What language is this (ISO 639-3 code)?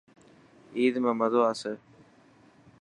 mki